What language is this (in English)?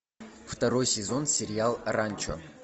Russian